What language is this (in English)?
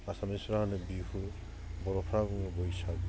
Bodo